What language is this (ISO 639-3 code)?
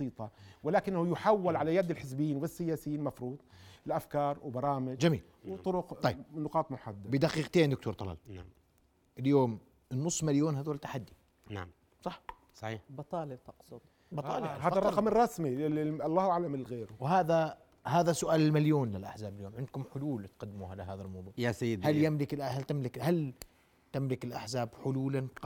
ara